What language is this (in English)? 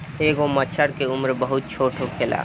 Bhojpuri